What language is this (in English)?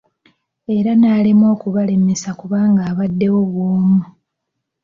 Ganda